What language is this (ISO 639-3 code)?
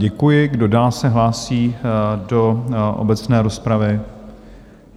ces